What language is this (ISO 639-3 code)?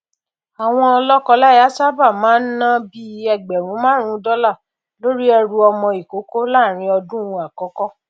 yor